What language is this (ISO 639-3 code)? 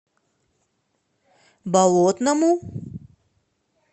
rus